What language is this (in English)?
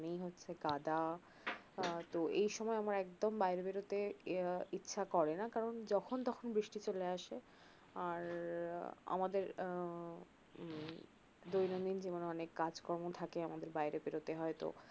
Bangla